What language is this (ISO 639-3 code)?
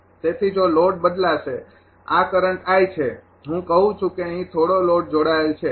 guj